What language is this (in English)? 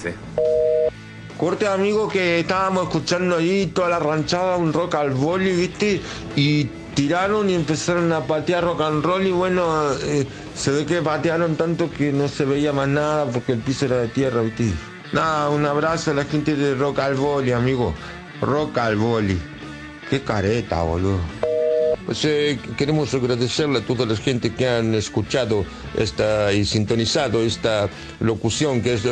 Spanish